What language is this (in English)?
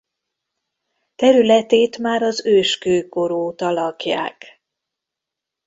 Hungarian